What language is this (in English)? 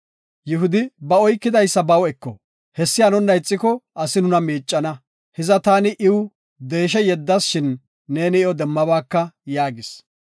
Gofa